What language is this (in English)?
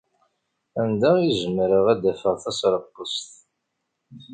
Kabyle